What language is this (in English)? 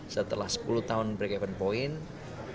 Indonesian